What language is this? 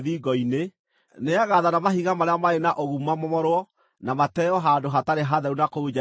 Kikuyu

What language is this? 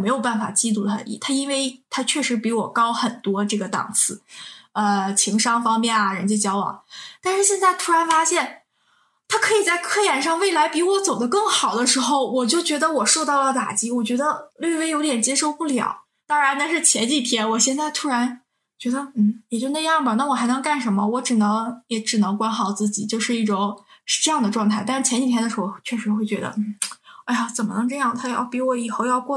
Chinese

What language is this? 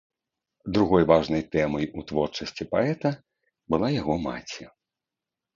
Belarusian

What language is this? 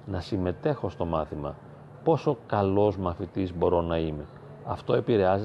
Greek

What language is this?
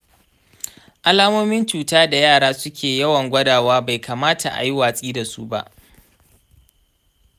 Hausa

